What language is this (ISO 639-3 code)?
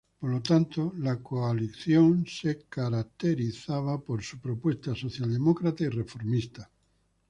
spa